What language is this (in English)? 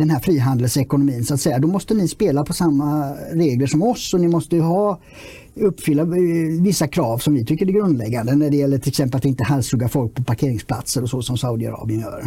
Swedish